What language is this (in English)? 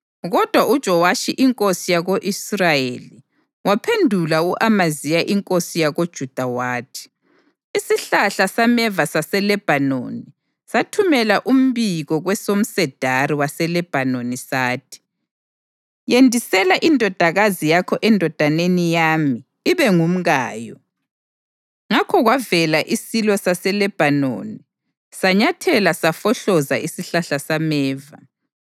North Ndebele